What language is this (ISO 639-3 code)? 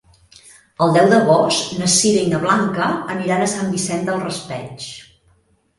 cat